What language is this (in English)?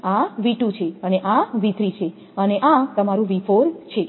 Gujarati